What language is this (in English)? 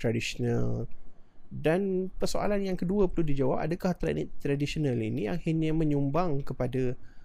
Malay